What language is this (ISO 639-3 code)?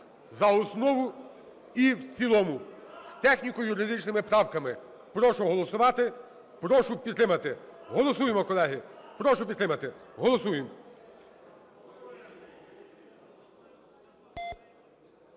ukr